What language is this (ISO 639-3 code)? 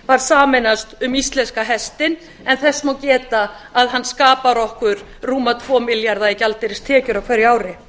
isl